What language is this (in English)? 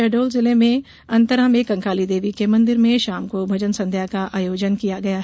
Hindi